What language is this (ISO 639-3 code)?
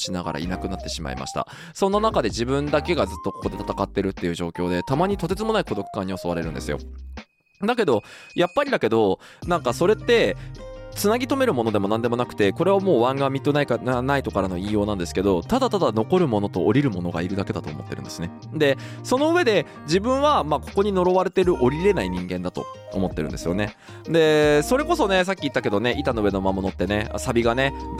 jpn